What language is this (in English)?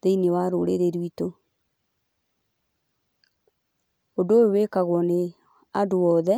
Kikuyu